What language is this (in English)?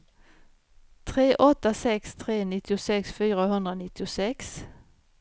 Swedish